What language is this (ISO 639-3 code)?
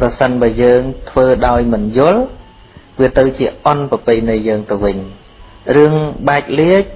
vie